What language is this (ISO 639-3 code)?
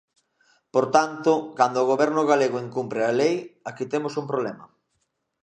glg